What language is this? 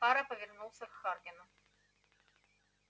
Russian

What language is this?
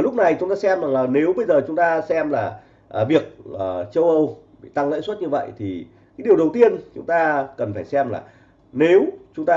Vietnamese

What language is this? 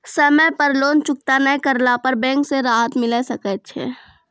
Maithili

